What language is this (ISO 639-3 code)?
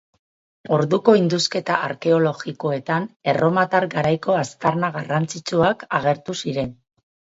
eus